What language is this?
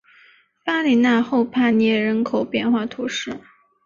Chinese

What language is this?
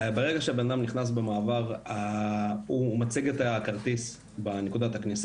Hebrew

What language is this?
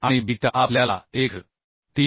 Marathi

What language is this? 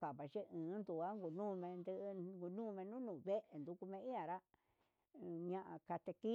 Huitepec Mixtec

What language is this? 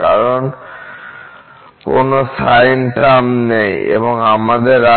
Bangla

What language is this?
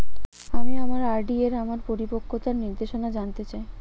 Bangla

